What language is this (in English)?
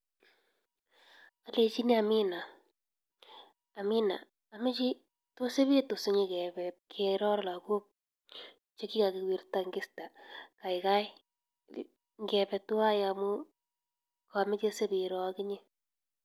Kalenjin